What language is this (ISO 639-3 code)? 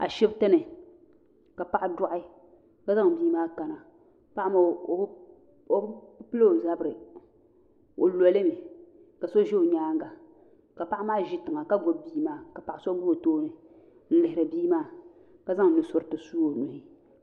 dag